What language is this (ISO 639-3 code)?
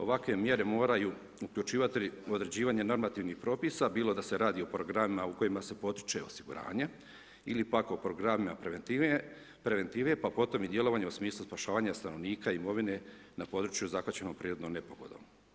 hrv